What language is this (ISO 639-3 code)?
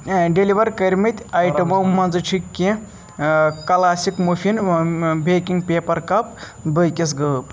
kas